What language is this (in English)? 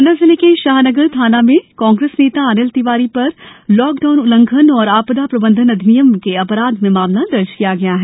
Hindi